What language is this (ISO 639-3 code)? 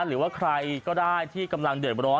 tha